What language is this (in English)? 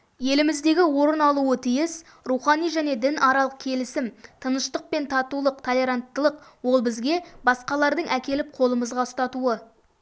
Kazakh